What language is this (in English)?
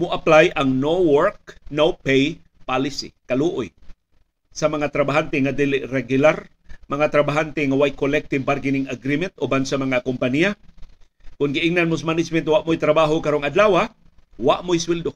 Filipino